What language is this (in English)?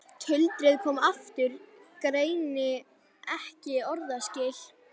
Icelandic